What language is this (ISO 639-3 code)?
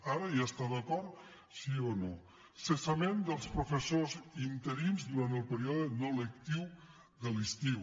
cat